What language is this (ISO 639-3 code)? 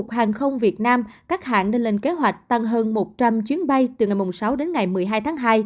vie